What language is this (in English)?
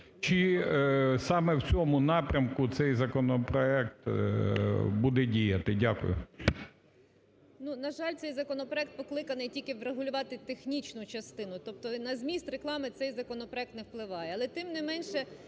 Ukrainian